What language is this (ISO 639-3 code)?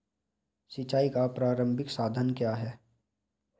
hin